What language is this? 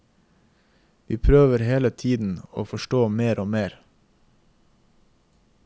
Norwegian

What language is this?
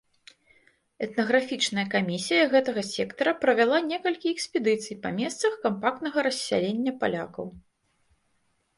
Belarusian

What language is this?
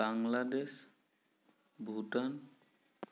Assamese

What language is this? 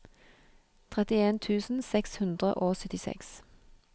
Norwegian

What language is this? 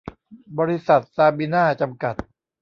Thai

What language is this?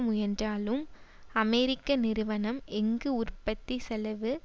Tamil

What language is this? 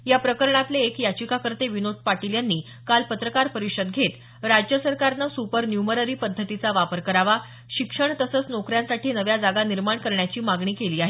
Marathi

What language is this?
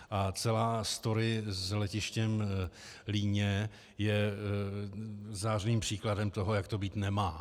Czech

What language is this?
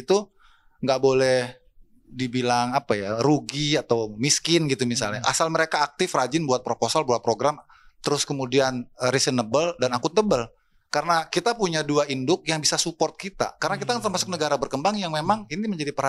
Indonesian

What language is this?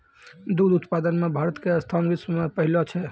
Maithili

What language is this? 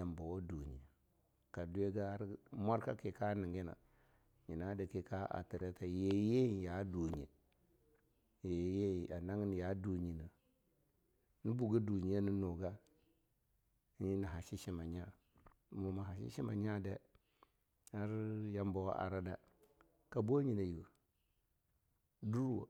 Longuda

